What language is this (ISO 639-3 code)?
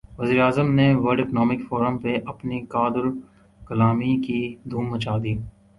urd